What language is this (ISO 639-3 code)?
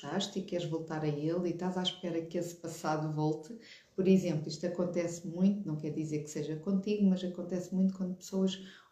por